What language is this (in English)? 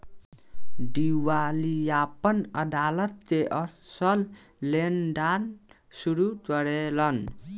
Bhojpuri